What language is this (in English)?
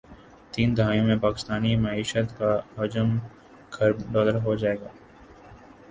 Urdu